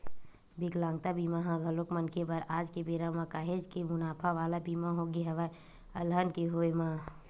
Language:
Chhattisgarhi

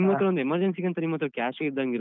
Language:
Kannada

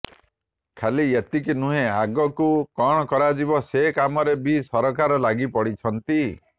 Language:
Odia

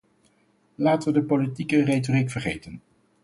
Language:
Dutch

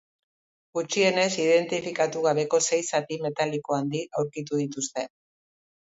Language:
Basque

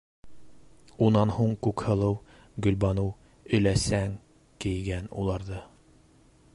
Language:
Bashkir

